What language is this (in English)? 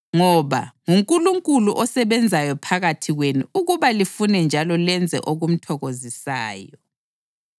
North Ndebele